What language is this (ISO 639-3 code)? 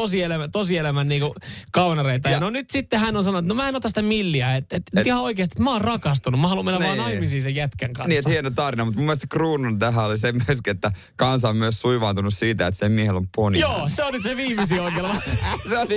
fin